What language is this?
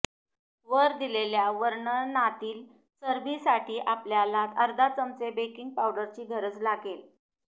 Marathi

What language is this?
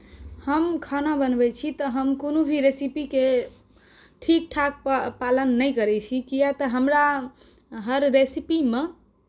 Maithili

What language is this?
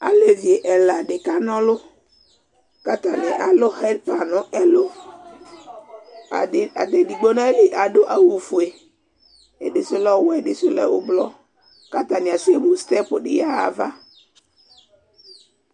Ikposo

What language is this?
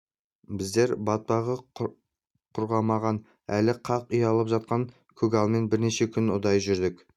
Kazakh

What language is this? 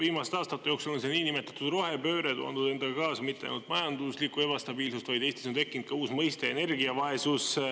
Estonian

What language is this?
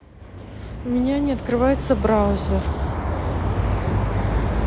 Russian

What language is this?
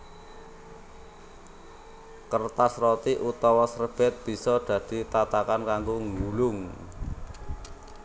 Javanese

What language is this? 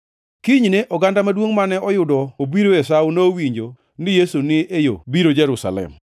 Luo (Kenya and Tanzania)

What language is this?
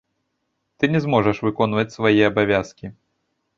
Belarusian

